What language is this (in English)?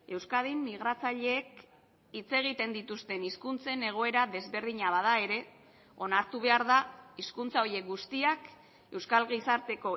Basque